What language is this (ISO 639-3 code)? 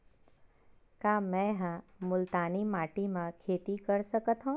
hne